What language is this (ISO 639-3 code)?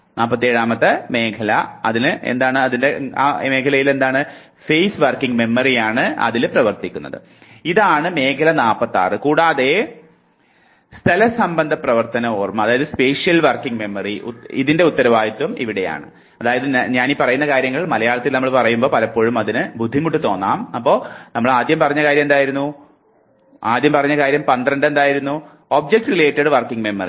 mal